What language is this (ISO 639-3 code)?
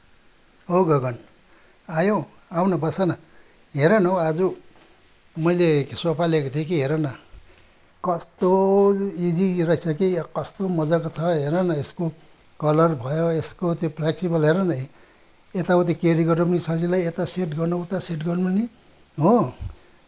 nep